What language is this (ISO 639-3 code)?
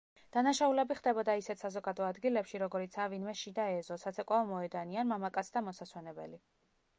kat